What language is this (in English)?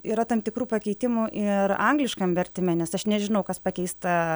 Lithuanian